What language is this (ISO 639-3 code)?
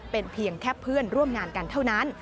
tha